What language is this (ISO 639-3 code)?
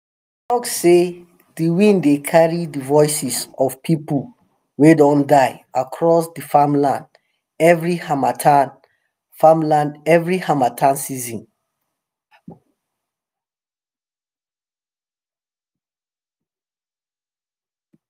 pcm